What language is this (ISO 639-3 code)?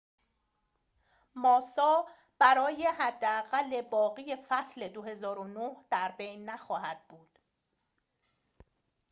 fas